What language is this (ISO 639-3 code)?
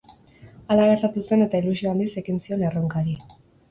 eus